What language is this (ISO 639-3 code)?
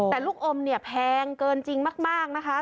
tha